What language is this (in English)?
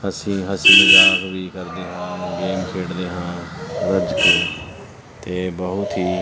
Punjabi